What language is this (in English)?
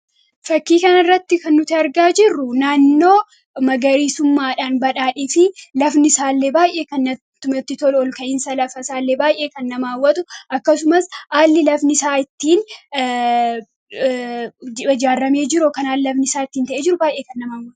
Oromo